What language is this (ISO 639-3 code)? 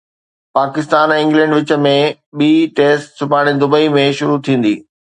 snd